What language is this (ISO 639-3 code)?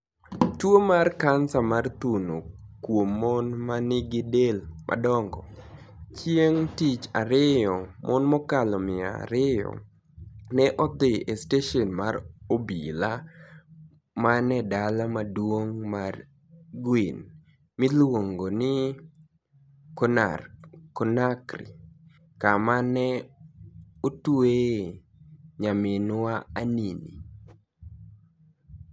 luo